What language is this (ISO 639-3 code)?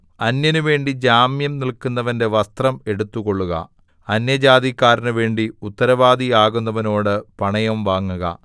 mal